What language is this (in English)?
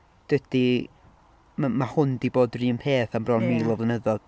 Welsh